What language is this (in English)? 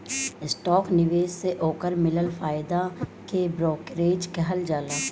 Bhojpuri